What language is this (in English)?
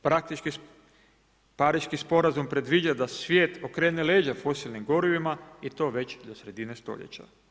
Croatian